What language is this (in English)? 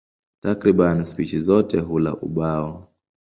Swahili